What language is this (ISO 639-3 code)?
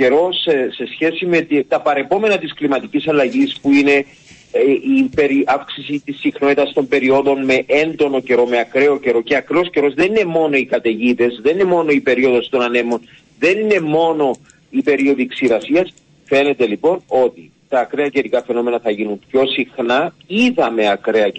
ell